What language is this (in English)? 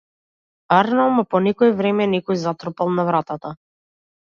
Macedonian